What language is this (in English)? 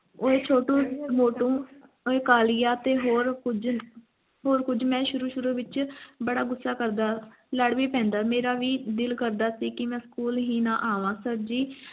Punjabi